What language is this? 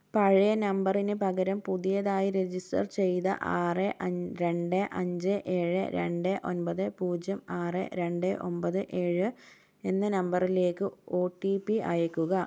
Malayalam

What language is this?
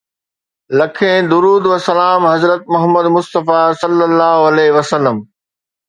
Sindhi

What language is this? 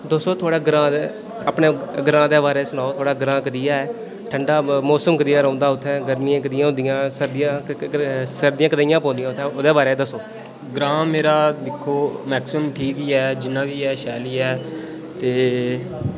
Dogri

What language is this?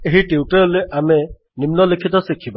Odia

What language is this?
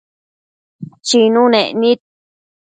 Matsés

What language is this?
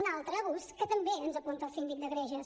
Catalan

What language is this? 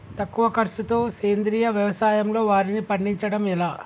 Telugu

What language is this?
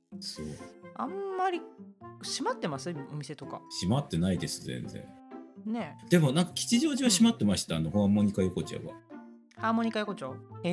Japanese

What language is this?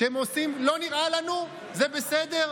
Hebrew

